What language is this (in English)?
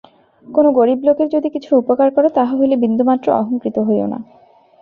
Bangla